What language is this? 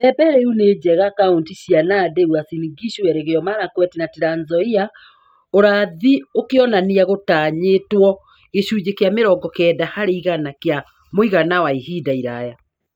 Kikuyu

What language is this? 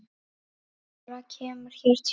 Icelandic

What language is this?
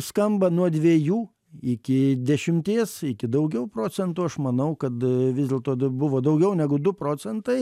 Lithuanian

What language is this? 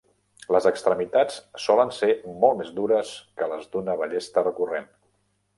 Catalan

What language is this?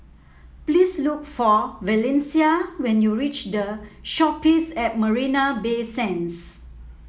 English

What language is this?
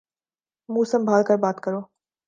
Urdu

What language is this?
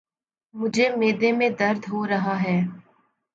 Urdu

